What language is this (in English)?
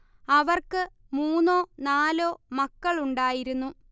Malayalam